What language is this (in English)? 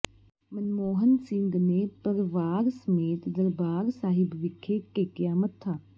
Punjabi